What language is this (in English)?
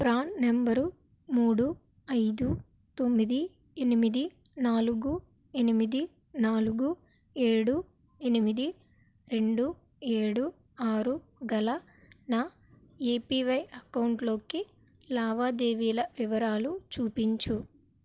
Telugu